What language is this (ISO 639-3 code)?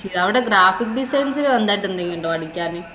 mal